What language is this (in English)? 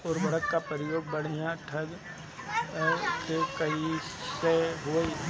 Bhojpuri